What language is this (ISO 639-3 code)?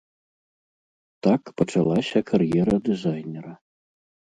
bel